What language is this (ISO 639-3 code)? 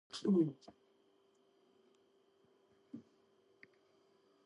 kat